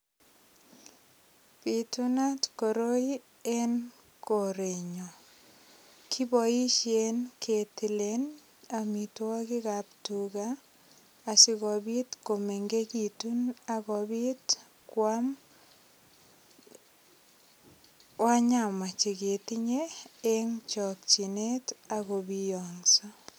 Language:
Kalenjin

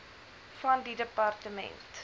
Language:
Afrikaans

